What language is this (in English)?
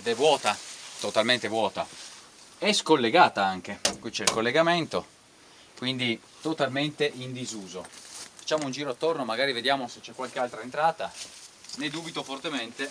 Italian